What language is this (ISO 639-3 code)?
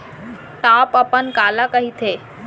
hne